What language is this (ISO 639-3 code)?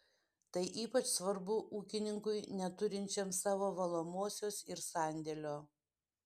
lit